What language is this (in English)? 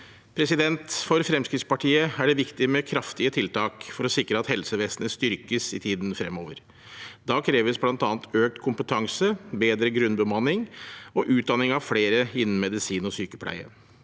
Norwegian